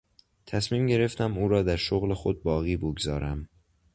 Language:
Persian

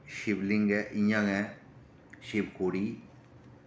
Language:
Dogri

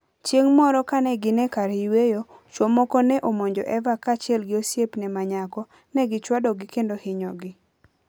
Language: Luo (Kenya and Tanzania)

